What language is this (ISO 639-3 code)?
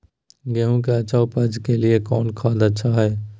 mag